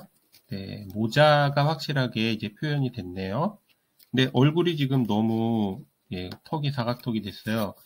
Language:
Korean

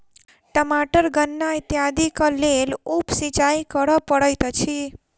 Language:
Maithili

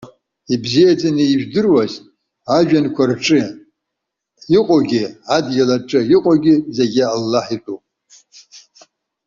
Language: Abkhazian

